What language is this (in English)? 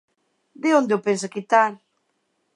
Galician